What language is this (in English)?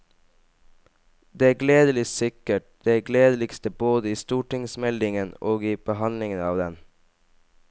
Norwegian